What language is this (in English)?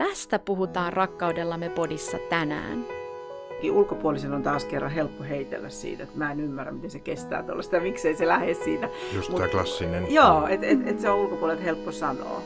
Finnish